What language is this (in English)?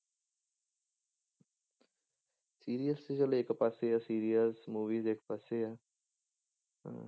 Punjabi